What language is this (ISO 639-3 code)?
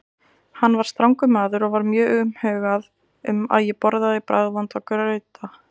isl